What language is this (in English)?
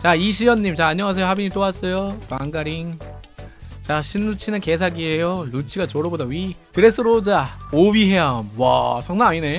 Korean